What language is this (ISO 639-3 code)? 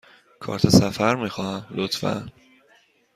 fas